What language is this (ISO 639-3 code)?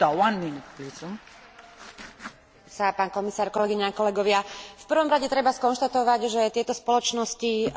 slk